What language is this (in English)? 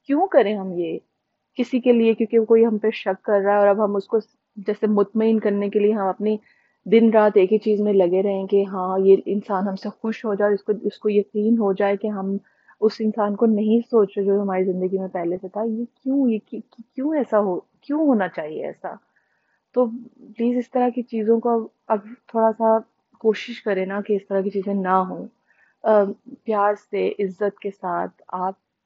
Urdu